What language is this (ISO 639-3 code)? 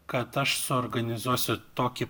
lit